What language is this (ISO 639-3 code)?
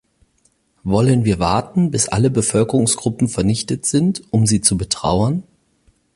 deu